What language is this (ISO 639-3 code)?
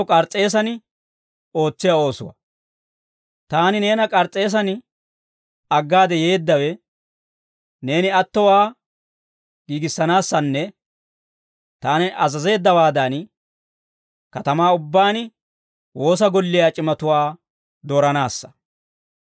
dwr